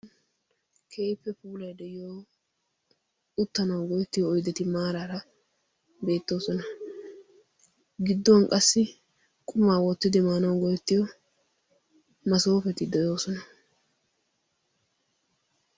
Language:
Wolaytta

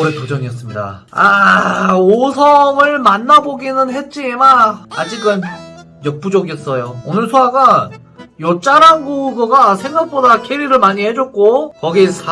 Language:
Korean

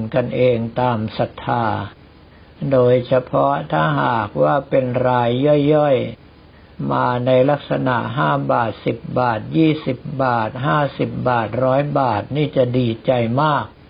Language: Thai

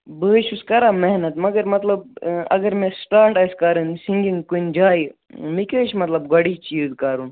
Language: Kashmiri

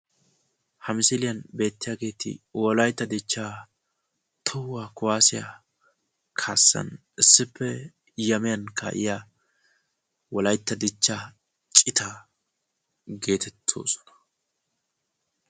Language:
Wolaytta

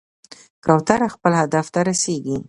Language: Pashto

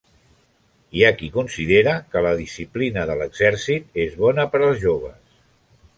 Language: Catalan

